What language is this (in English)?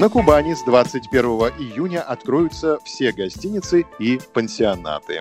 Russian